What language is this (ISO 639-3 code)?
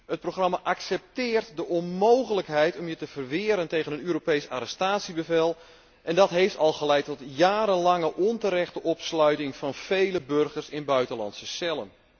nld